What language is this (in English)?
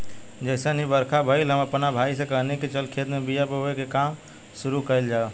Bhojpuri